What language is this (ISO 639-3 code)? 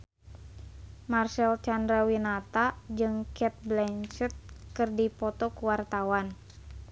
sun